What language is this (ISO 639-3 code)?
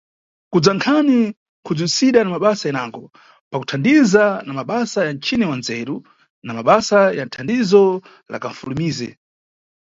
nyu